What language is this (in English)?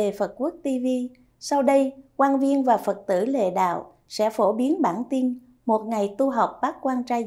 Vietnamese